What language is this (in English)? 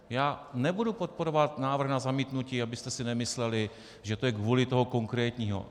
Czech